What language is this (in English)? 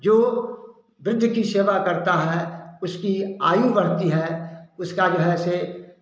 Hindi